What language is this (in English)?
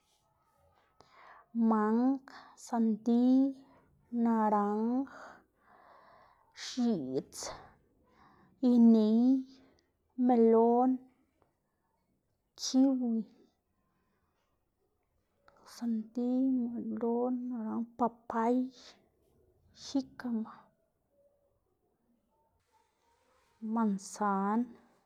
Xanaguía Zapotec